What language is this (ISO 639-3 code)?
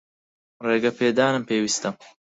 ckb